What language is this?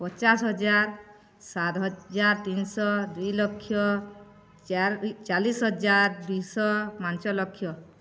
Odia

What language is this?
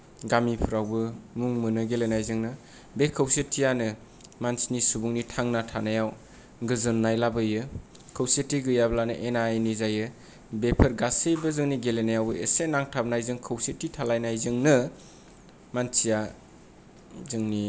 Bodo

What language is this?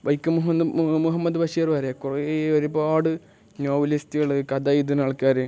Malayalam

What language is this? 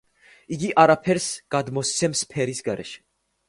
Georgian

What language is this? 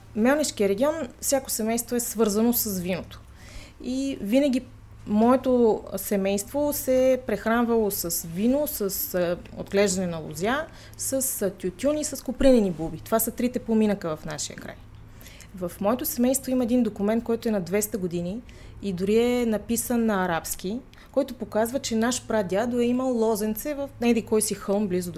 Bulgarian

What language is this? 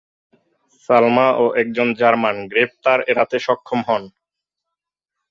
Bangla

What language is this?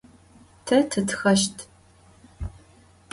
Adyghe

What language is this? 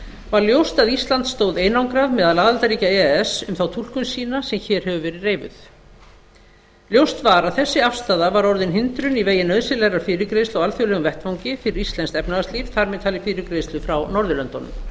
Icelandic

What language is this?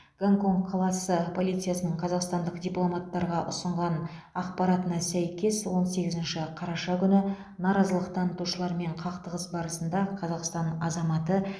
Kazakh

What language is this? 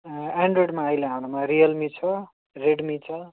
Nepali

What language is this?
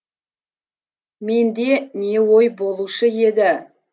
Kazakh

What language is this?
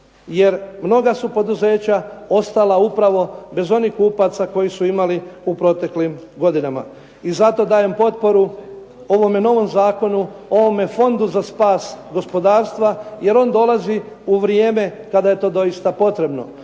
Croatian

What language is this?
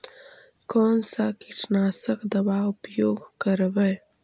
Magahi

